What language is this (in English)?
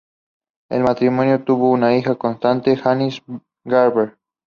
Spanish